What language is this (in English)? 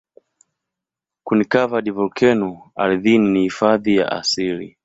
Swahili